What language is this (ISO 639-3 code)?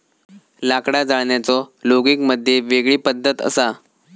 mar